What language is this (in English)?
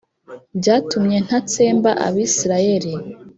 Kinyarwanda